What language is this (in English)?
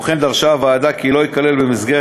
Hebrew